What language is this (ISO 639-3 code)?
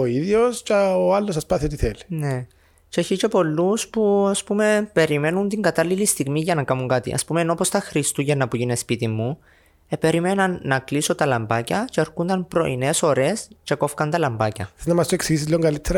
ell